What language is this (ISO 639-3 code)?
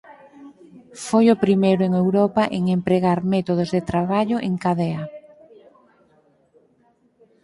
glg